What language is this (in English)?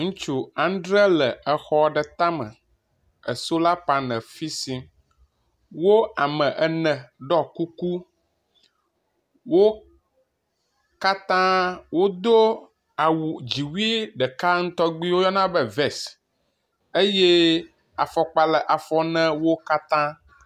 Ewe